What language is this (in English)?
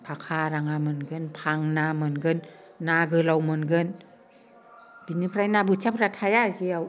Bodo